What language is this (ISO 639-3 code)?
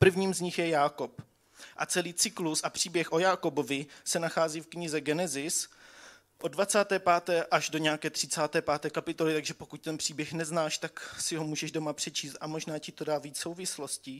ces